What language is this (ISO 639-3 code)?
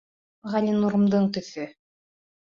bak